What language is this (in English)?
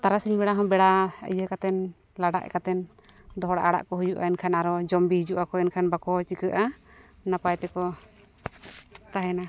Santali